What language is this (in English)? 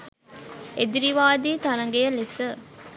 Sinhala